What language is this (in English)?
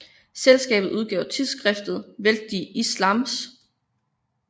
Danish